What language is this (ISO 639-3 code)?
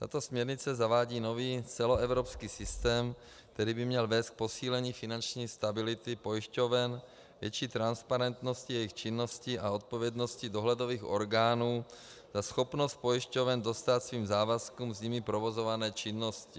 ces